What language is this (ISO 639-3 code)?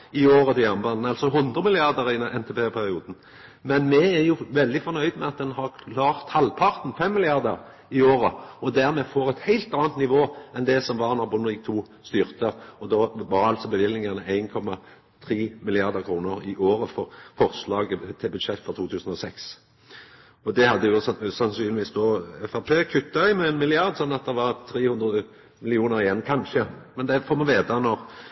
nno